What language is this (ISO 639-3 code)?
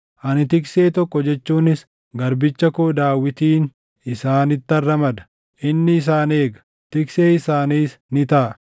orm